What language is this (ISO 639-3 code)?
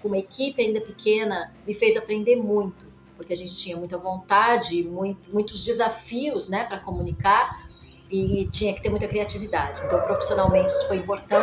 por